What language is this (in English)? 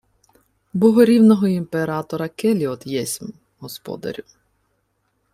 Ukrainian